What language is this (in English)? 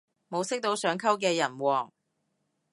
Cantonese